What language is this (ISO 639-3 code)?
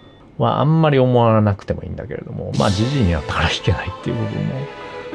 jpn